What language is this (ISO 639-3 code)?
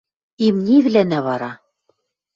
mrj